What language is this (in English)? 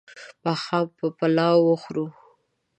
Pashto